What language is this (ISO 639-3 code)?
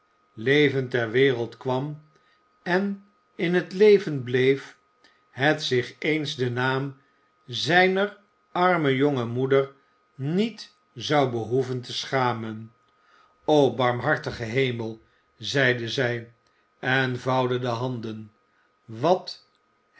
nld